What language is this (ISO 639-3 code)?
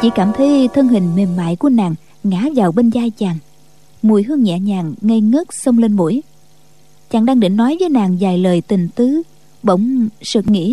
vie